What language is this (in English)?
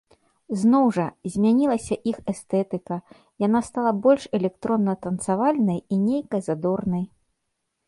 Belarusian